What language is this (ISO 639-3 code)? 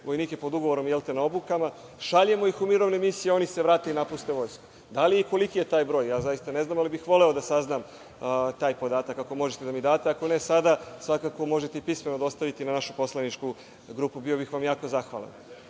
srp